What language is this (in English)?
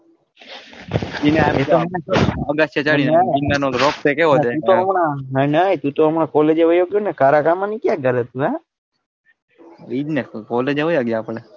Gujarati